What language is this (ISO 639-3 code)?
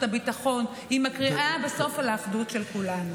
heb